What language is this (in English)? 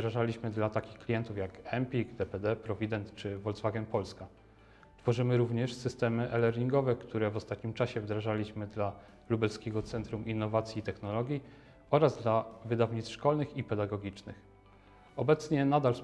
Polish